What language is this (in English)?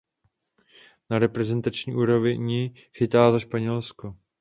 Czech